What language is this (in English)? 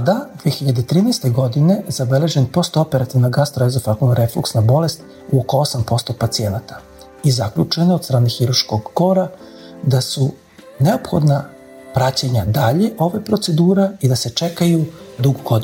Croatian